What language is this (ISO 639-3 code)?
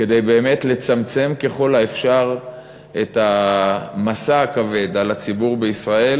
heb